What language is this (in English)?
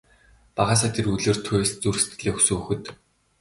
Mongolian